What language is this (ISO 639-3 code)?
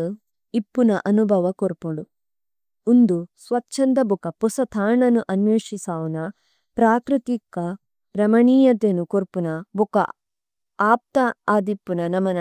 tcy